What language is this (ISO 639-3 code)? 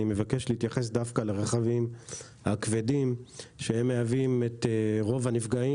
heb